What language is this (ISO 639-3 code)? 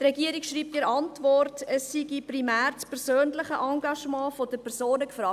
gsw